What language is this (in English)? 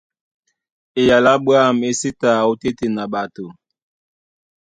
Duala